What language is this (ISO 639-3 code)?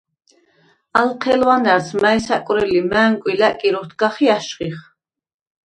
sva